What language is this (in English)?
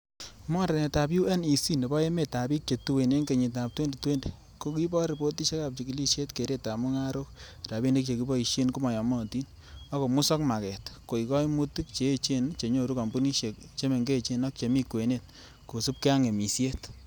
Kalenjin